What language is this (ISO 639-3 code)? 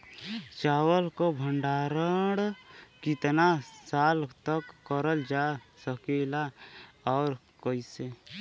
bho